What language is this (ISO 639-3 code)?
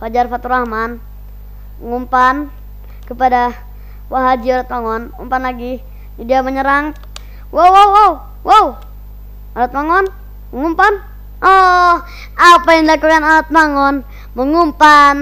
ind